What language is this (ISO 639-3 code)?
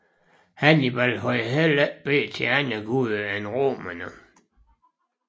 dan